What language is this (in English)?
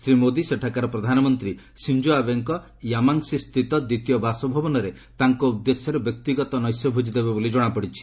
Odia